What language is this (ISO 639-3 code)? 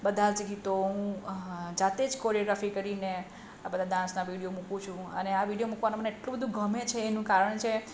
guj